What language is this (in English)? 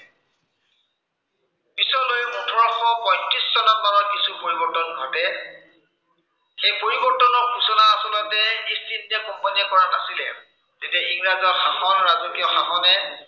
Assamese